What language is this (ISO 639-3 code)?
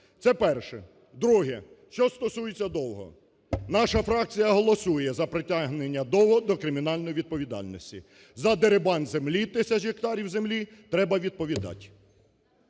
ukr